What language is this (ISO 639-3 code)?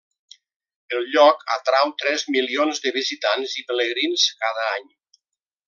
cat